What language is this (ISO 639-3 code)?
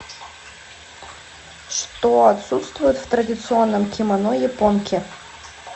rus